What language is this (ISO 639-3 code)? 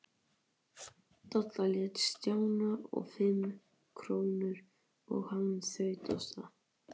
isl